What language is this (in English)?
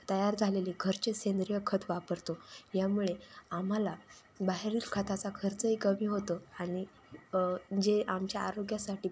Marathi